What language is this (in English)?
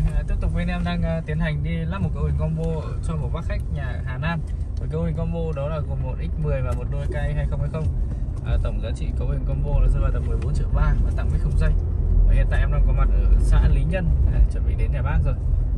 Vietnamese